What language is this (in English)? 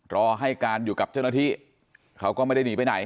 Thai